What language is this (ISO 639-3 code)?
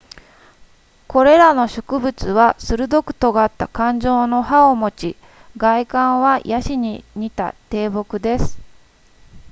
jpn